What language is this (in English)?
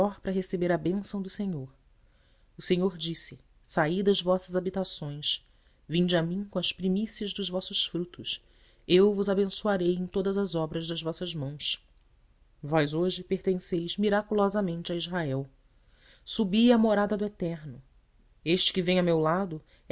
Portuguese